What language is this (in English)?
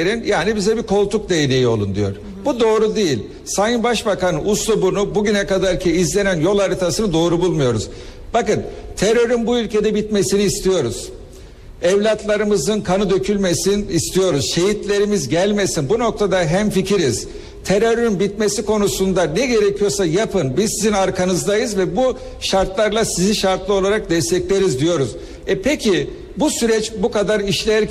Turkish